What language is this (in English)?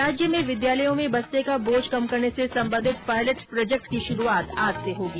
Hindi